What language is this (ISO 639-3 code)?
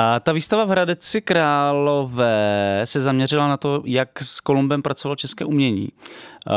ces